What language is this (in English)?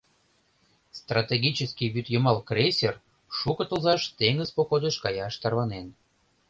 Mari